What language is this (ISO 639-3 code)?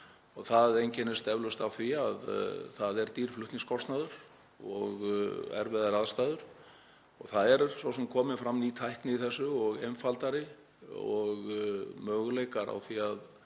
isl